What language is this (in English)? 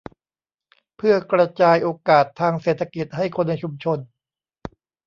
Thai